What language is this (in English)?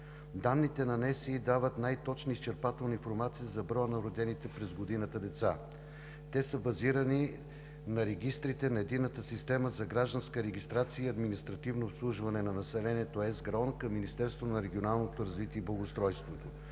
Bulgarian